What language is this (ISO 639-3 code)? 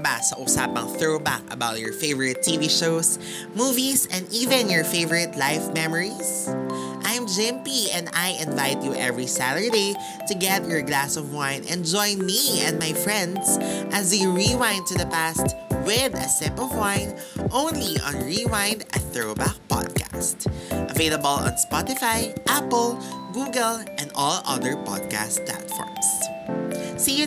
fil